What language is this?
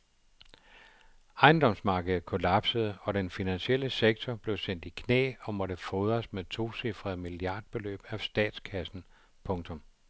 Danish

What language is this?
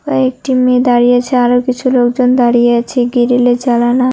Bangla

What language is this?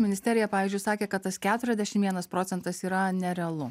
Lithuanian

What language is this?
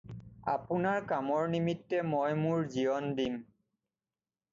Assamese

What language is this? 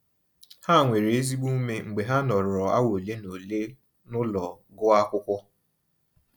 Igbo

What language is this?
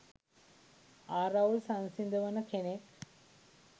Sinhala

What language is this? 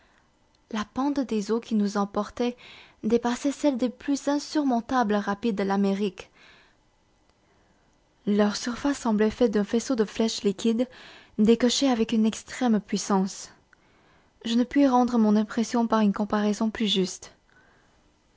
French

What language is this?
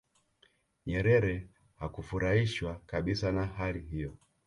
Swahili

